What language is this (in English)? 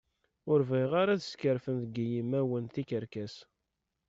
Kabyle